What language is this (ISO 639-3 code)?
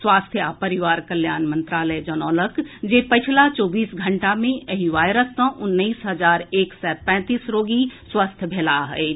mai